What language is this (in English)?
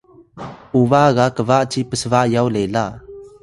Atayal